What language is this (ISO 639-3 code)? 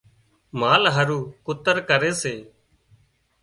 kxp